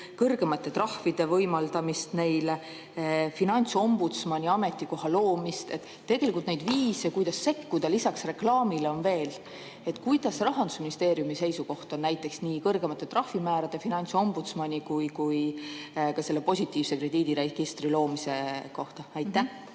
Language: Estonian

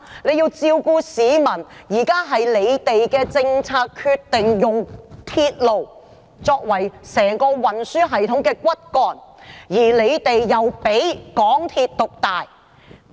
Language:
Cantonese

